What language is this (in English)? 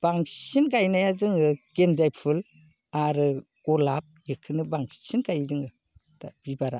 Bodo